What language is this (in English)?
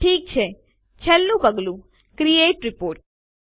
Gujarati